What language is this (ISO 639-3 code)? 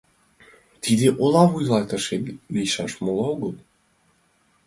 chm